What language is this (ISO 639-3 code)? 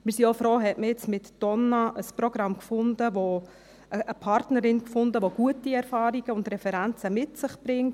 gsw